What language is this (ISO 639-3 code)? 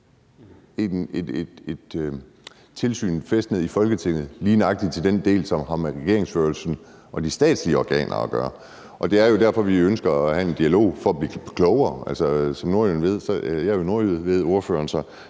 dan